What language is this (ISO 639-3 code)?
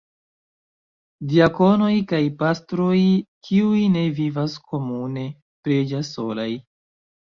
epo